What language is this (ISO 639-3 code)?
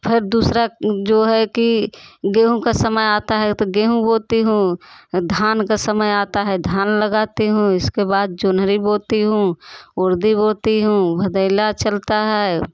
hin